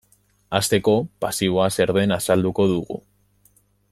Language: Basque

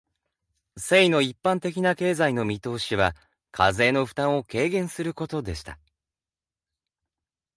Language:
Japanese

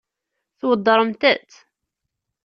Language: Kabyle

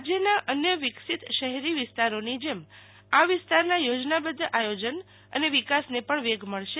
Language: Gujarati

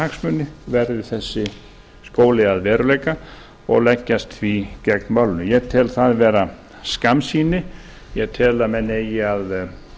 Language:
Icelandic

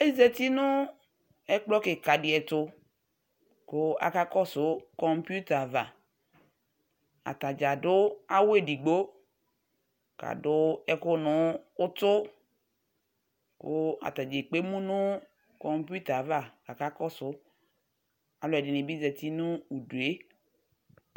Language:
Ikposo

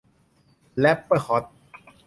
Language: Thai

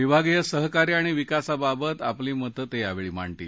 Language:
Marathi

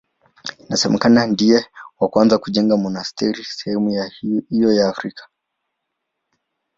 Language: Swahili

